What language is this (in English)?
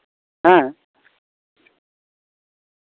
Santali